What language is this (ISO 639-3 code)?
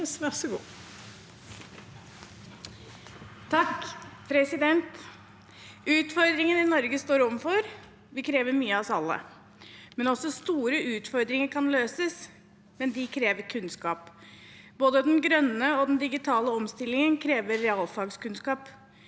nor